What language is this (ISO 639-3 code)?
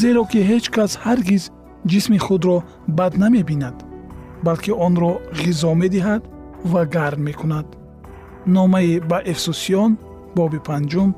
fas